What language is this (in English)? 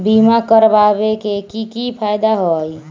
Magahi